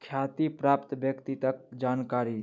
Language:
Maithili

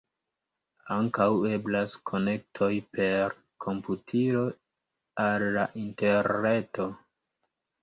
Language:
Esperanto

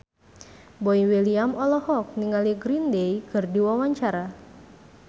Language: Sundanese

